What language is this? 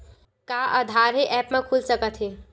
Chhattisgarhi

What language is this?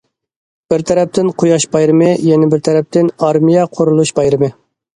Uyghur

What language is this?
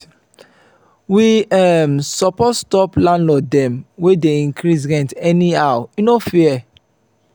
Nigerian Pidgin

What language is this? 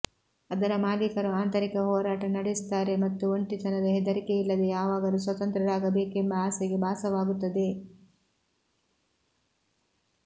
Kannada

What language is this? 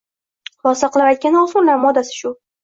Uzbek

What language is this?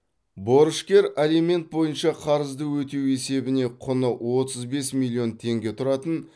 Kazakh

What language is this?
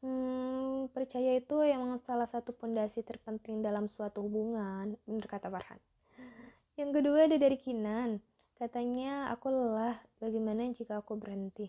Indonesian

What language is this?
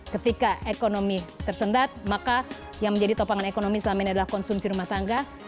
Indonesian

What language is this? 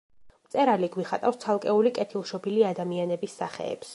Georgian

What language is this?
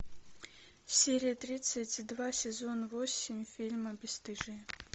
Russian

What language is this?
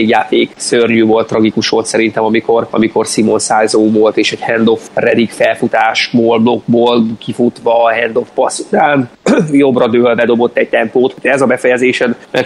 Hungarian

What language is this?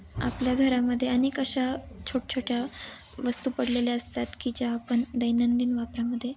Marathi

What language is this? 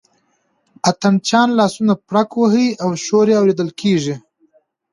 Pashto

